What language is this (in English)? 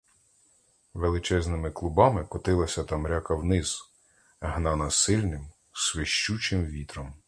Ukrainian